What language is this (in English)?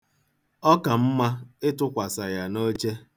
Igbo